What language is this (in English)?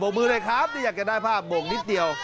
Thai